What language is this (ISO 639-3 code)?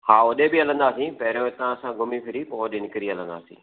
snd